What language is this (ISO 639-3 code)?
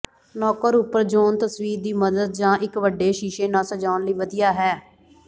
pan